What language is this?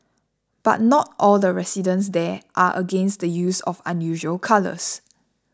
English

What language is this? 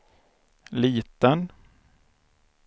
Swedish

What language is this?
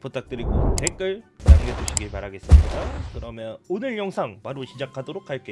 Korean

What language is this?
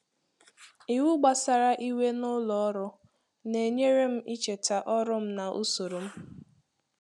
Igbo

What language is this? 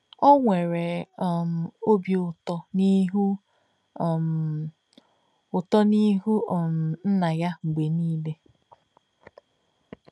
Igbo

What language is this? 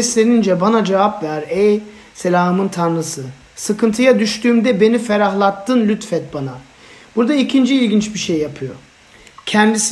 Turkish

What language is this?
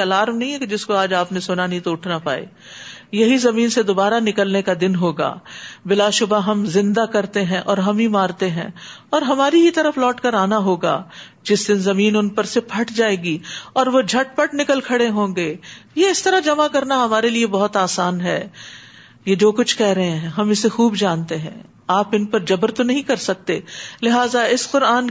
Urdu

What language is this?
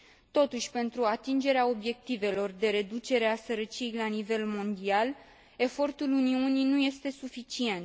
Romanian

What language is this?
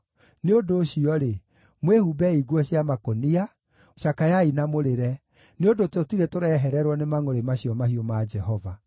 Kikuyu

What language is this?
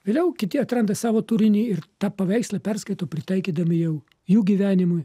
Lithuanian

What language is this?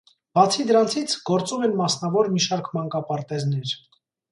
Armenian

